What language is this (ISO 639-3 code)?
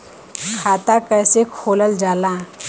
bho